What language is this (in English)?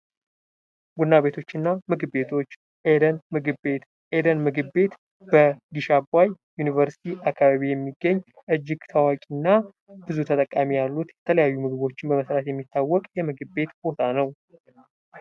Amharic